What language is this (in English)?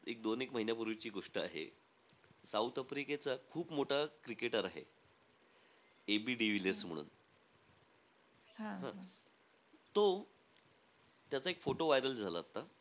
Marathi